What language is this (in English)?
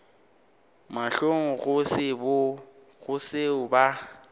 Northern Sotho